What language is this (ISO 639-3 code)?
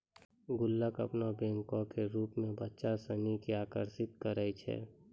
mai